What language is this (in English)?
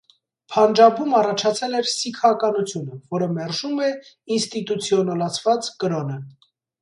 Armenian